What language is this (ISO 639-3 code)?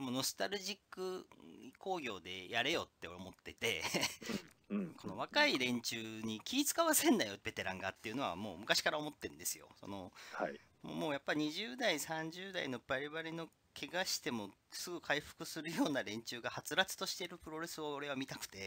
jpn